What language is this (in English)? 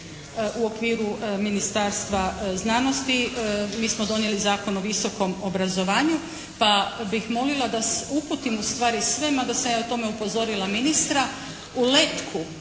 Croatian